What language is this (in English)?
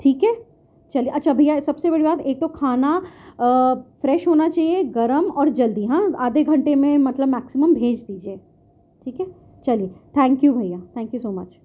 Urdu